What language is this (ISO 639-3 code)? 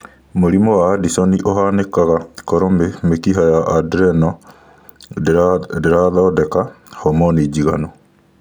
kik